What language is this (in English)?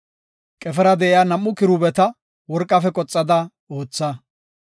Gofa